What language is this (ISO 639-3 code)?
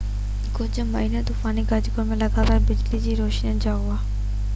snd